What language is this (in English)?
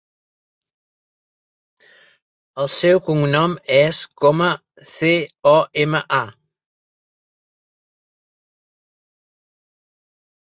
Catalan